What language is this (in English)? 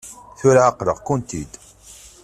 Kabyle